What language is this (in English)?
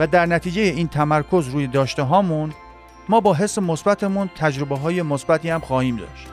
Persian